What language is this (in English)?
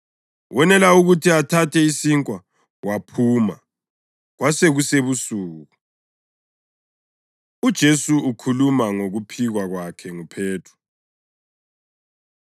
North Ndebele